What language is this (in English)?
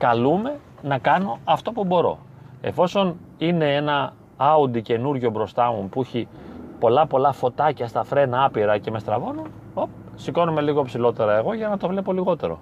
Greek